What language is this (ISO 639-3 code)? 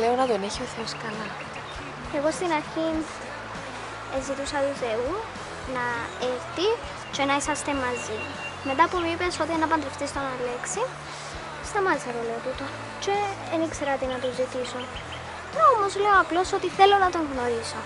ell